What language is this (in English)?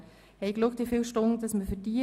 Swiss German